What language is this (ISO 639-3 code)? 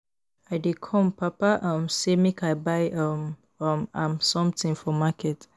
pcm